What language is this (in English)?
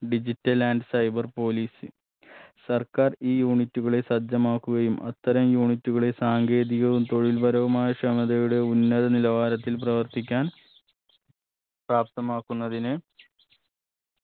Malayalam